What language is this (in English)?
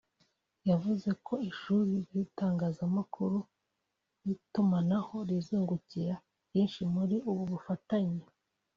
Kinyarwanda